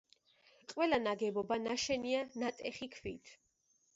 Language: Georgian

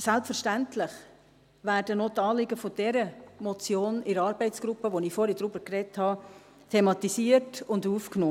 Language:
Swiss German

